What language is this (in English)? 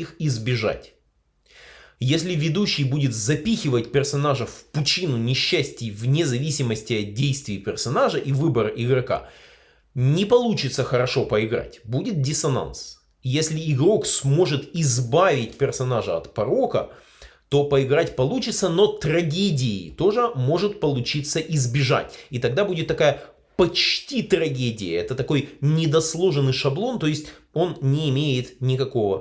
Russian